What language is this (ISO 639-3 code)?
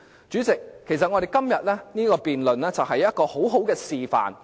yue